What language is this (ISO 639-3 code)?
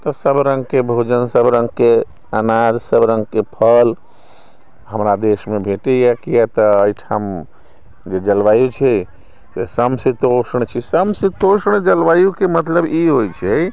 mai